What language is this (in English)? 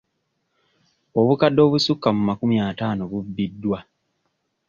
Ganda